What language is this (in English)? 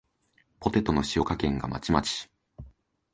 Japanese